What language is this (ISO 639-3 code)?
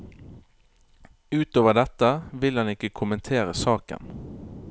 nor